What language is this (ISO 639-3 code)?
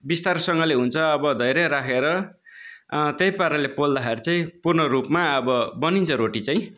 nep